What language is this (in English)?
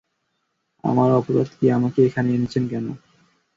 Bangla